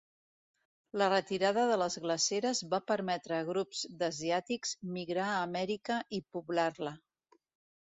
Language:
Catalan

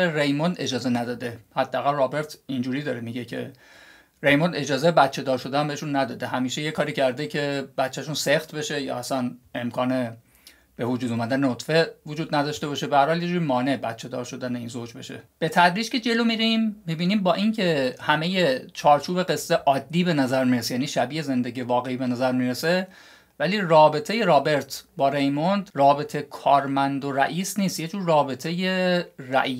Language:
Persian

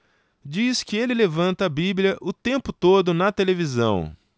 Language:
Portuguese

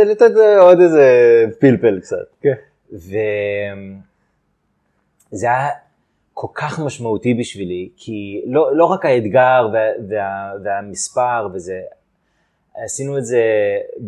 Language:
Hebrew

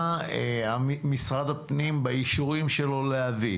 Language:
Hebrew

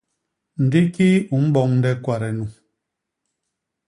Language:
Basaa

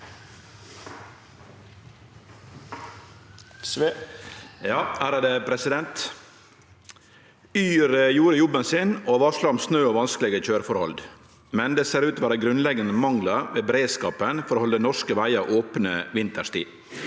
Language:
Norwegian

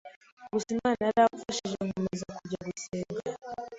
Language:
Kinyarwanda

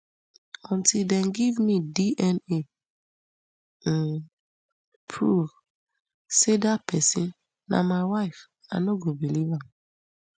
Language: Nigerian Pidgin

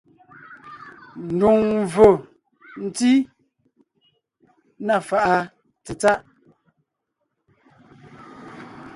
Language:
Ngiemboon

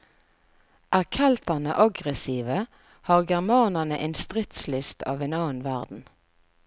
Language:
Norwegian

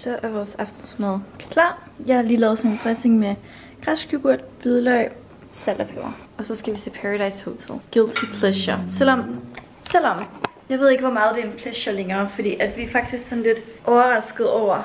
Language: Danish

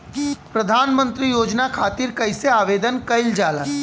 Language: Bhojpuri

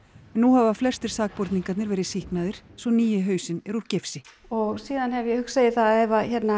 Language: Icelandic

